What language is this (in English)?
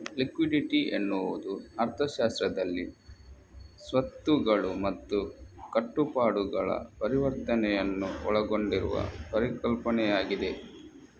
Kannada